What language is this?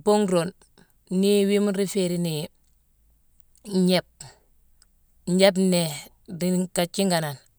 Mansoanka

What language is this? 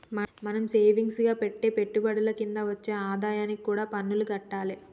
Telugu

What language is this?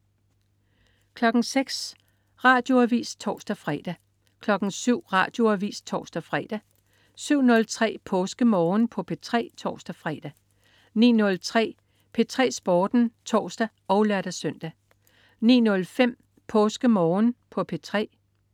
Danish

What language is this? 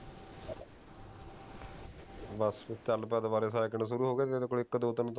Punjabi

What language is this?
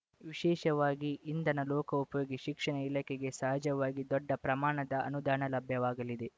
Kannada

